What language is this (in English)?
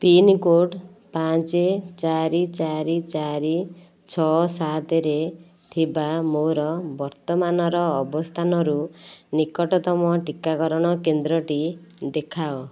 Odia